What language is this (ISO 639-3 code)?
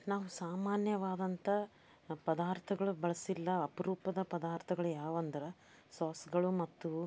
kan